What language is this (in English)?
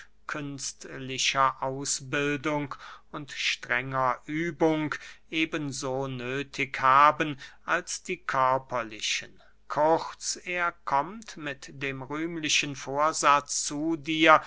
German